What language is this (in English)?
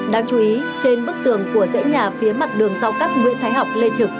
Vietnamese